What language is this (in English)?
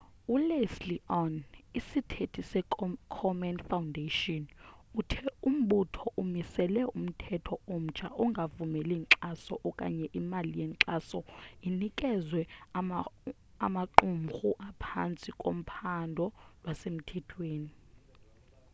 Xhosa